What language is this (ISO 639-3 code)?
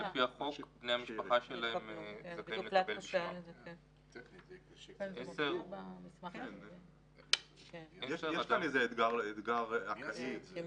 heb